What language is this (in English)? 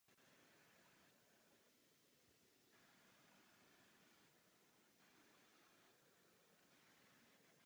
Czech